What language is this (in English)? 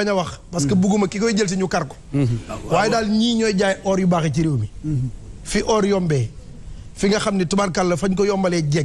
Arabic